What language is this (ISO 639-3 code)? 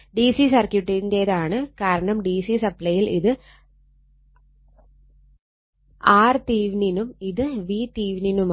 mal